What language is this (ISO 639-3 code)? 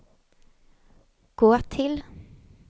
swe